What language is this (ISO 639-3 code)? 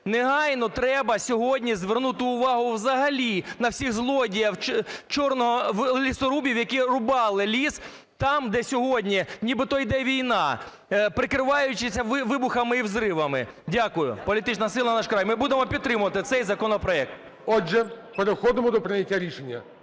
ukr